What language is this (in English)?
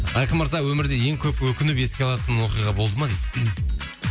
Kazakh